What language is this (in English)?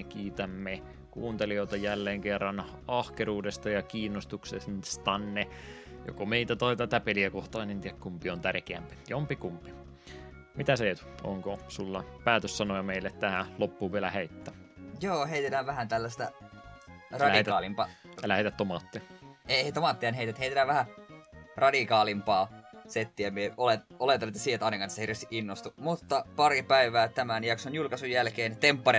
Finnish